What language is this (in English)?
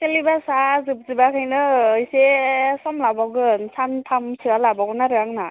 Bodo